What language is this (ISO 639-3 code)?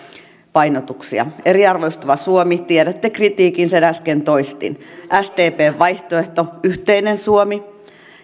fin